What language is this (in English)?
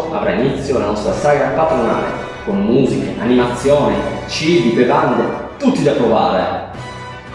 Italian